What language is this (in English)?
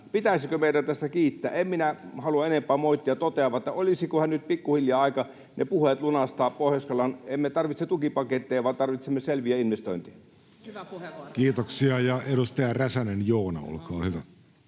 Finnish